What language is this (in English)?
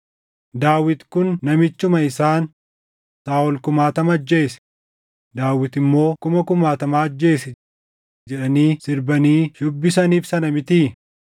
Oromo